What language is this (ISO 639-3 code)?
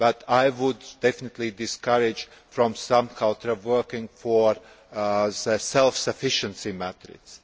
eng